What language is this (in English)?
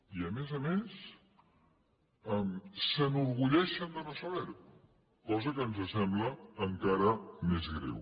Catalan